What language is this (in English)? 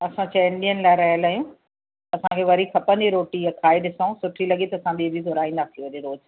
Sindhi